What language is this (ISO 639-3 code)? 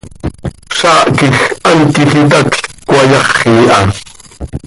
sei